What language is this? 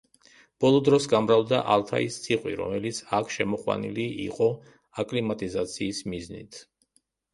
Georgian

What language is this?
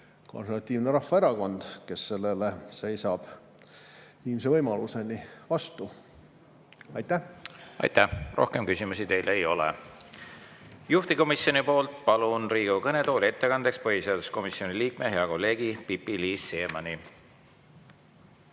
Estonian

